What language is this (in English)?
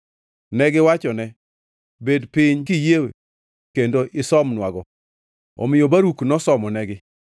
Luo (Kenya and Tanzania)